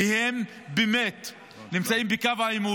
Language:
Hebrew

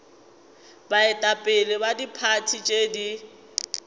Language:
Northern Sotho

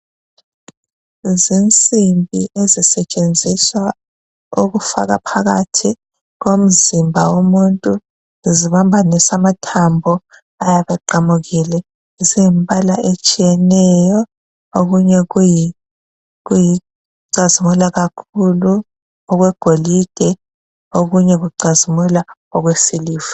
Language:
North Ndebele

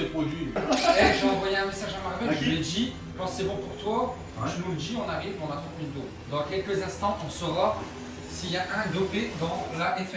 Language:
French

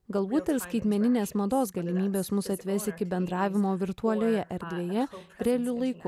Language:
Lithuanian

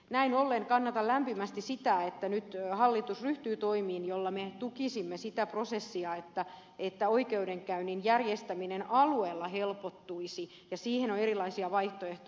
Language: Finnish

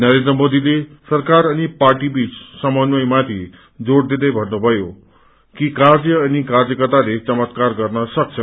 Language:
Nepali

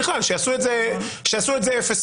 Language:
Hebrew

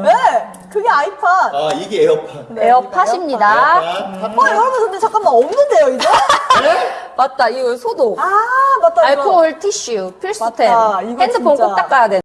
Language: Korean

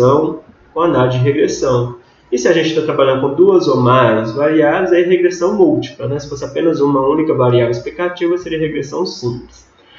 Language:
Portuguese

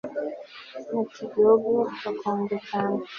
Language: Kinyarwanda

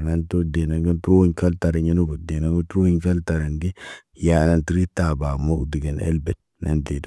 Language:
Naba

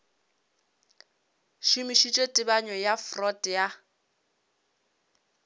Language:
Northern Sotho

